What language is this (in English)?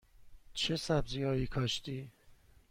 Persian